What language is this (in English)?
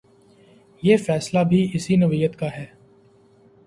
Urdu